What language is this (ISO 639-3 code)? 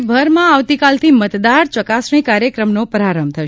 guj